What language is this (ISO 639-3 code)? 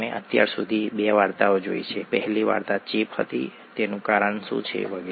guj